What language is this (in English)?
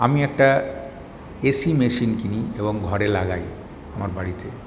Bangla